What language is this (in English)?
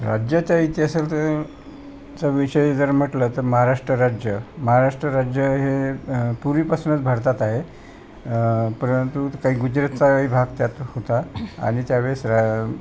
Marathi